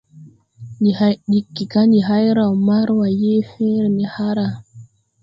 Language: Tupuri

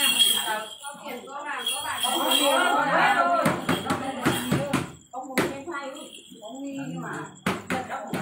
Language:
Vietnamese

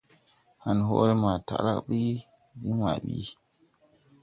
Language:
Tupuri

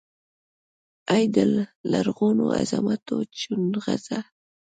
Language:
Pashto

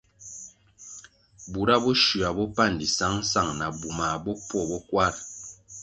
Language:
Kwasio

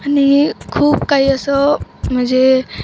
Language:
Marathi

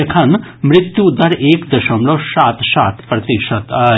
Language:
Maithili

